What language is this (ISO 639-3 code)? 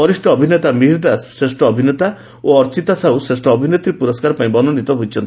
ori